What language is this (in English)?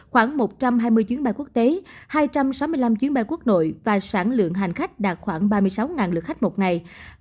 Vietnamese